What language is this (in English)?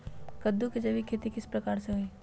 Magahi